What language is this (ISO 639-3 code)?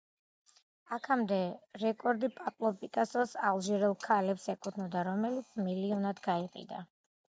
kat